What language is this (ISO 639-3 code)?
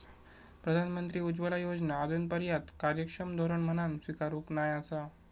mar